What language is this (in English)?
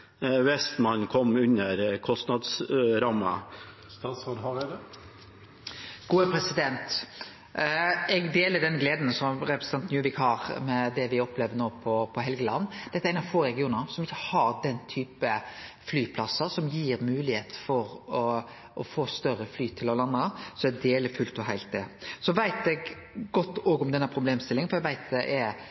Norwegian Nynorsk